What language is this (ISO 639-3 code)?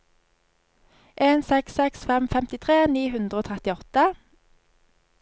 nor